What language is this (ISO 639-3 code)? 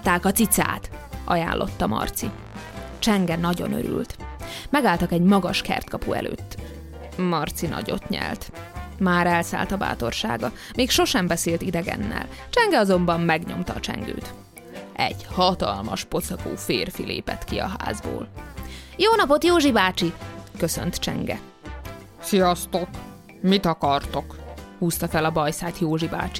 hun